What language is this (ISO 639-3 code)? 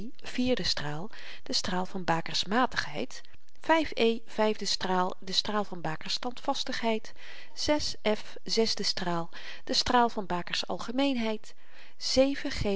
nld